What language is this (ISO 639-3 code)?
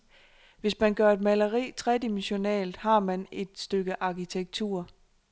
dan